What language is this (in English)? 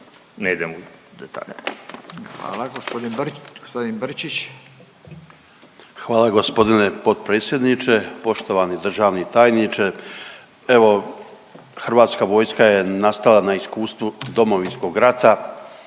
Croatian